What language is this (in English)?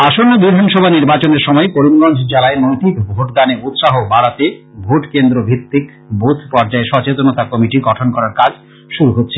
Bangla